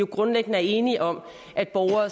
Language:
Danish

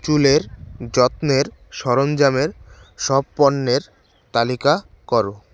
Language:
Bangla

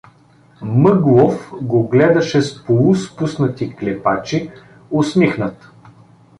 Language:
Bulgarian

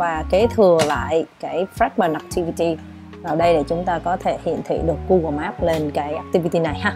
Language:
Vietnamese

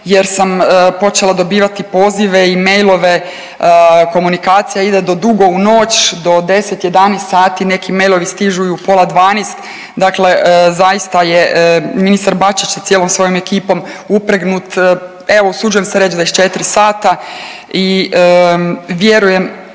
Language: Croatian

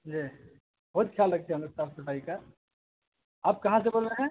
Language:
Urdu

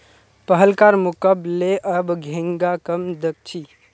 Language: Magahi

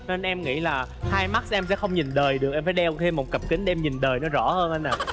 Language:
Vietnamese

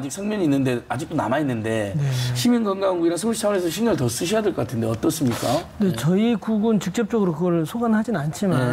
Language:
Korean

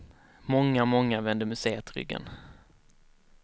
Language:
Swedish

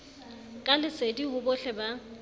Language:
Southern Sotho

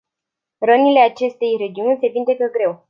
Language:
Romanian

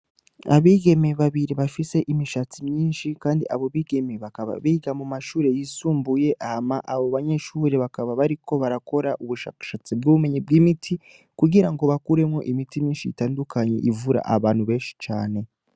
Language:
Rundi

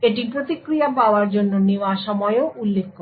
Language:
Bangla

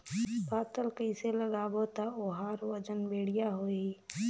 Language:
Chhattisgarhi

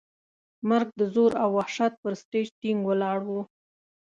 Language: Pashto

